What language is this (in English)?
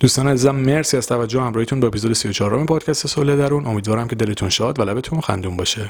Persian